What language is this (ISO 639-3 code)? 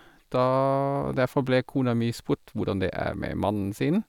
nor